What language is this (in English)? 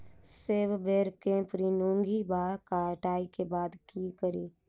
Maithili